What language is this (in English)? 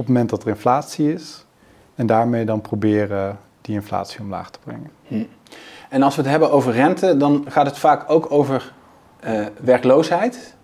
Dutch